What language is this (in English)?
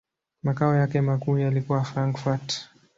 Swahili